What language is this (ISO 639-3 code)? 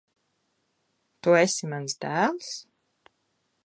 lav